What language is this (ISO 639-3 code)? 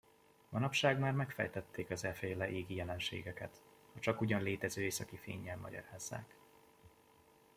hun